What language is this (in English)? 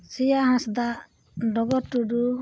Santali